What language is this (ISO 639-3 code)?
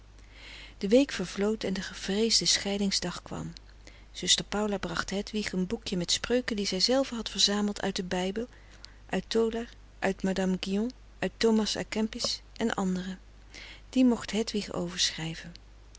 nld